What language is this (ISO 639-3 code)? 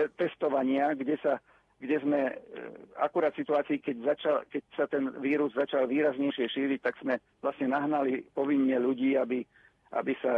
slk